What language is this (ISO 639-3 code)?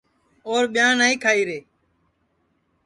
ssi